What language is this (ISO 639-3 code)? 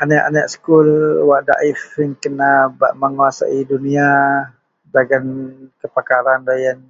mel